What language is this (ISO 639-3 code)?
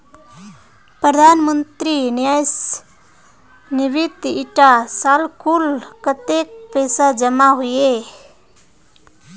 mag